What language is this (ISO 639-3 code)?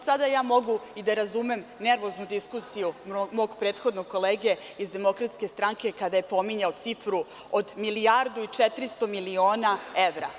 srp